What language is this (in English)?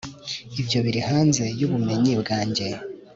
Kinyarwanda